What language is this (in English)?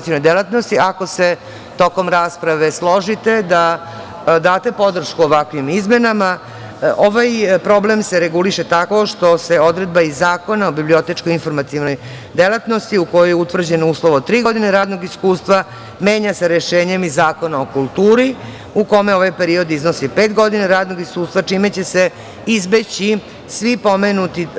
Serbian